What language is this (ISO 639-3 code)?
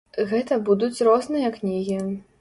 bel